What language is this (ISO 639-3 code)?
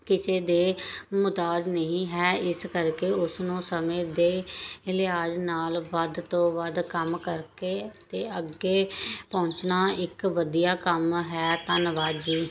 pan